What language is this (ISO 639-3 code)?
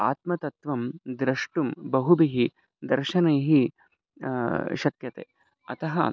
san